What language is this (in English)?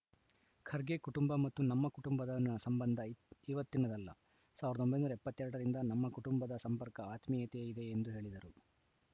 Kannada